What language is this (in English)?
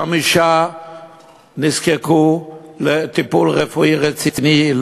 Hebrew